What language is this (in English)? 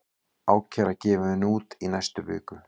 Icelandic